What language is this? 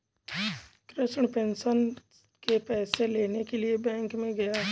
Hindi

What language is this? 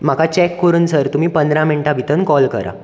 Konkani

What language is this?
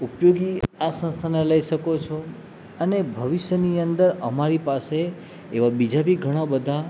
Gujarati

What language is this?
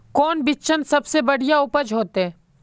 Magahi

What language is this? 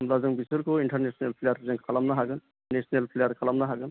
Bodo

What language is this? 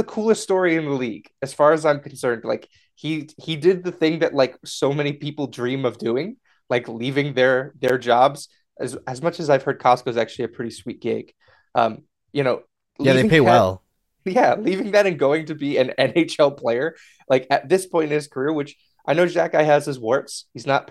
English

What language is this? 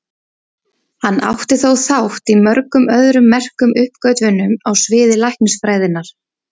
Icelandic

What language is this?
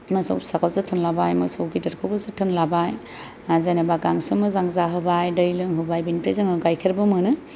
Bodo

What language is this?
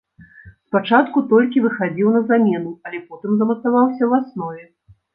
Belarusian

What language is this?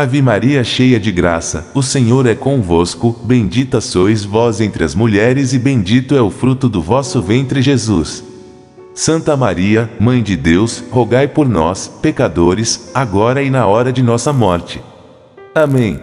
Portuguese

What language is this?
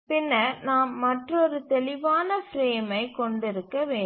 Tamil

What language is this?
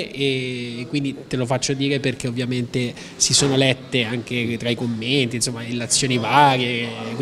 Italian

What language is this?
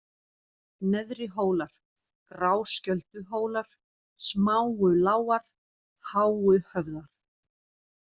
Icelandic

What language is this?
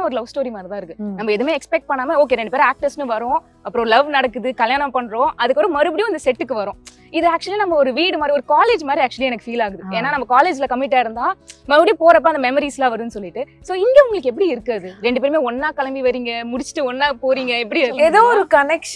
Korean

